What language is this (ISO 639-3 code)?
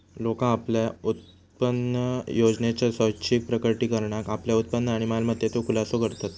mar